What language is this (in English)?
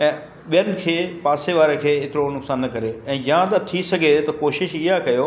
Sindhi